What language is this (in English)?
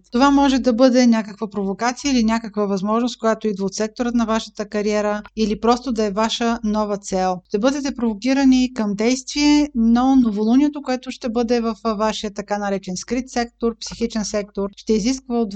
Bulgarian